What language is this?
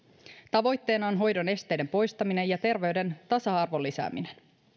Finnish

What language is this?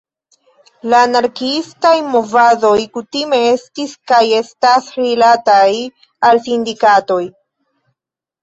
Esperanto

